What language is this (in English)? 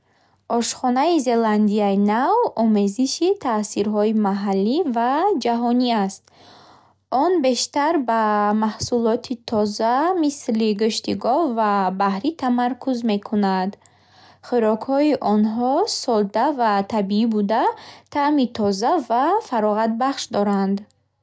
Bukharic